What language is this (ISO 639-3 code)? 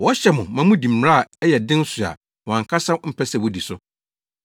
aka